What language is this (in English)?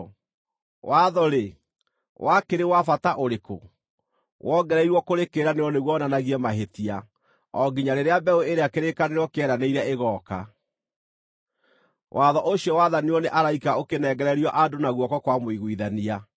Kikuyu